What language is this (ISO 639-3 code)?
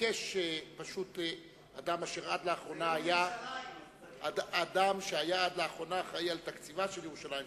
heb